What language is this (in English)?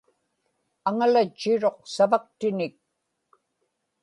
Inupiaq